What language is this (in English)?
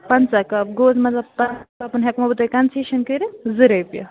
Kashmiri